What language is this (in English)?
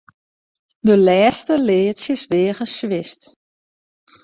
Western Frisian